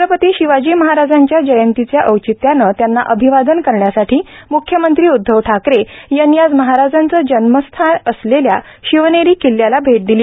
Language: Marathi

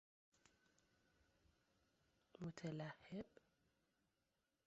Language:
Persian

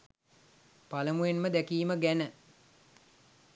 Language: Sinhala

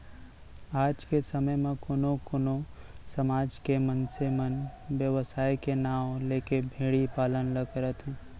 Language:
Chhattisgarhi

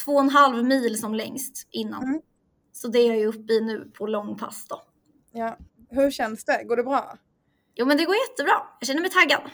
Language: Swedish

